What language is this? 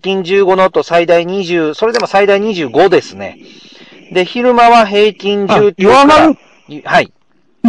Japanese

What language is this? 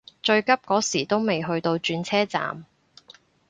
Cantonese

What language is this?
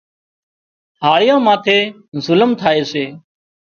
Wadiyara Koli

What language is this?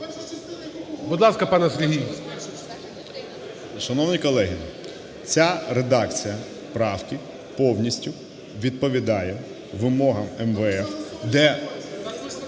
Ukrainian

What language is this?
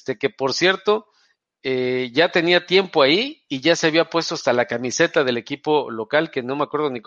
Spanish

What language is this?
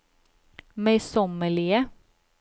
Norwegian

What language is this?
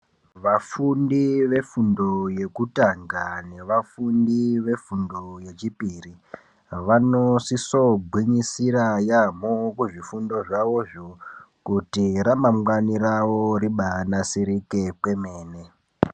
Ndau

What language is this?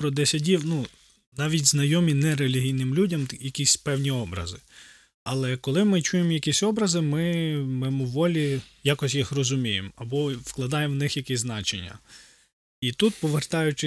Ukrainian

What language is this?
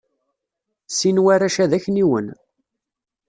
Kabyle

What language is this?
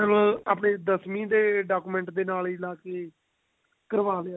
Punjabi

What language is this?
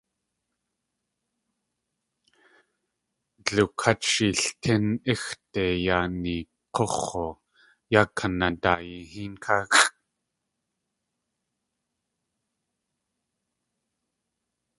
Tlingit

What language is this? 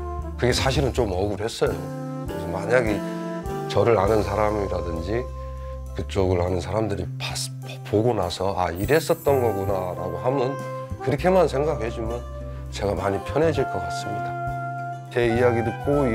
Korean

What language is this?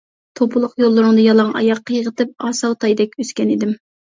Uyghur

